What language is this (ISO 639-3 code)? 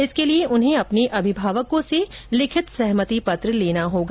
hin